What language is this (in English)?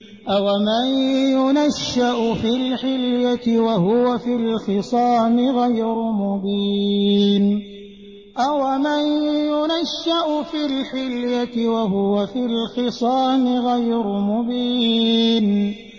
Arabic